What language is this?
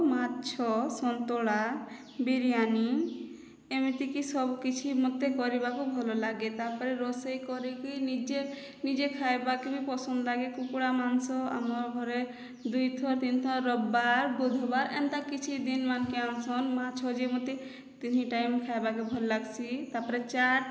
Odia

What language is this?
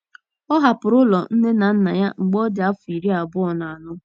Igbo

